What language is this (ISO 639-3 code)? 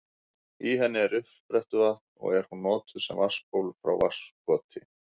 isl